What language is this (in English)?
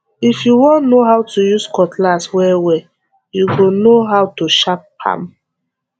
Nigerian Pidgin